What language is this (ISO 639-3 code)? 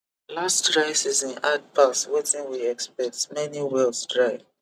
pcm